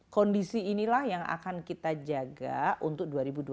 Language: Indonesian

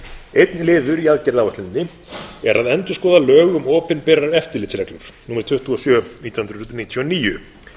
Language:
Icelandic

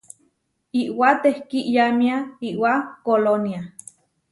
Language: Huarijio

